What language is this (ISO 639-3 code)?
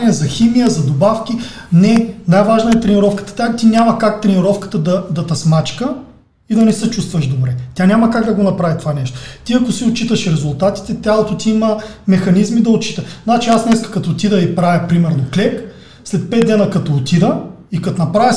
bul